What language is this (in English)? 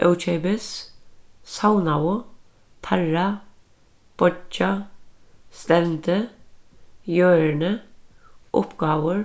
Faroese